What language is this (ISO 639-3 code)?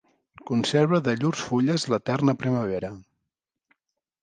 cat